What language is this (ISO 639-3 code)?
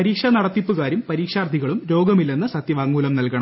mal